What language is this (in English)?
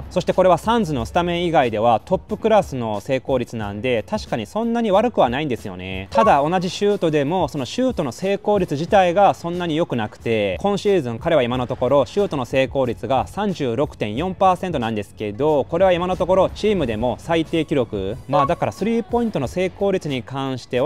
Japanese